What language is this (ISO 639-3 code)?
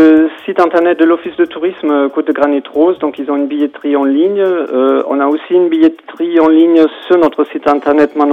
fra